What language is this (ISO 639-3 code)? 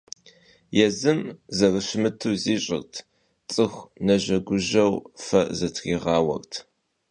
kbd